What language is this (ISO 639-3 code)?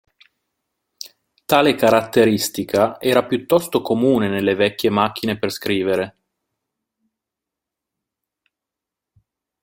ita